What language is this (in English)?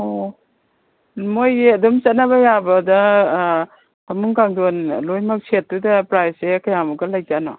Manipuri